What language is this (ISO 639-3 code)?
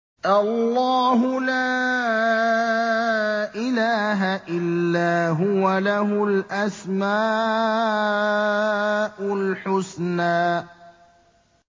ara